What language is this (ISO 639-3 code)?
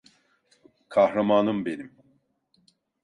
tur